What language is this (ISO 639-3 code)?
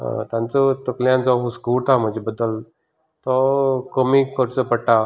kok